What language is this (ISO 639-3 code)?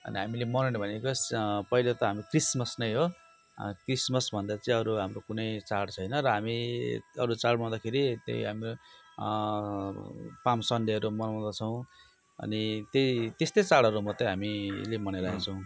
nep